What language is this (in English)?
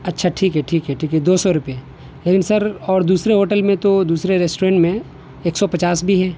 Urdu